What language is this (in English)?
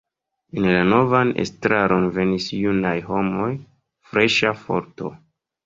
Esperanto